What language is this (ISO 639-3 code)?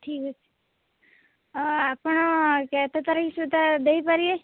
ori